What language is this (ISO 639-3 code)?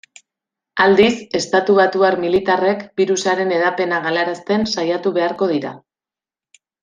eus